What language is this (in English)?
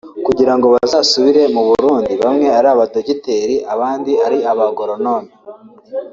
Kinyarwanda